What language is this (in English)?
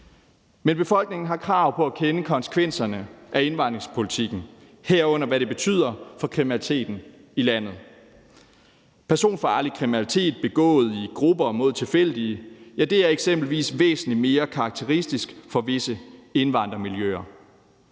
Danish